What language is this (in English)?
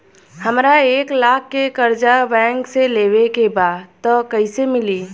Bhojpuri